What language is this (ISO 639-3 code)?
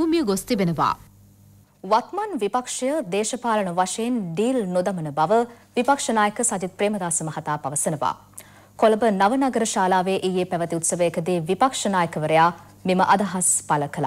hin